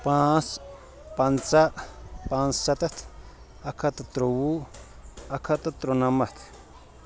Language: Kashmiri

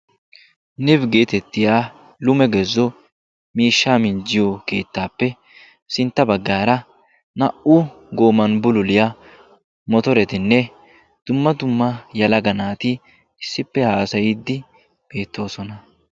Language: Wolaytta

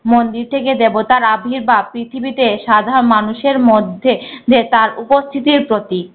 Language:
Bangla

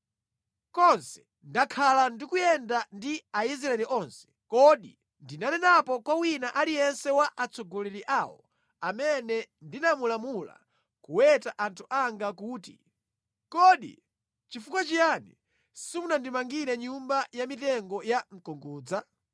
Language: Nyanja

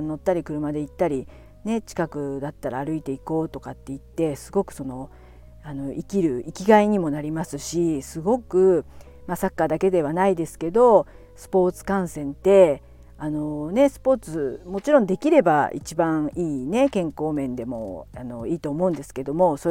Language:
Japanese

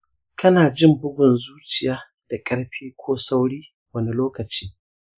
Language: Hausa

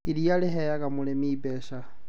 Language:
Kikuyu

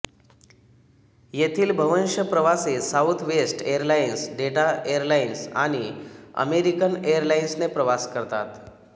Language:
Marathi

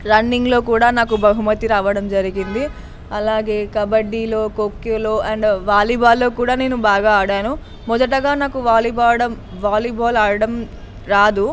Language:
Telugu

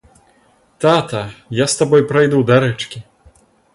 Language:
Belarusian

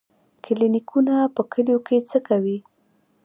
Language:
Pashto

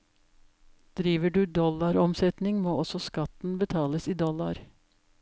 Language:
Norwegian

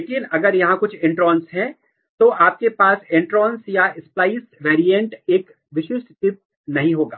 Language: Hindi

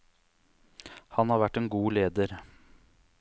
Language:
Norwegian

